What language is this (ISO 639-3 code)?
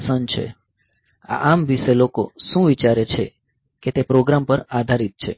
guj